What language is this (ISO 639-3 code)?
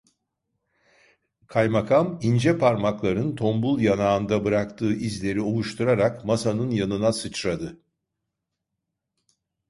tur